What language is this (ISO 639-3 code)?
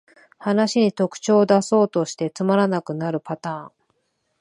jpn